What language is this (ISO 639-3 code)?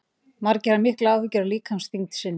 isl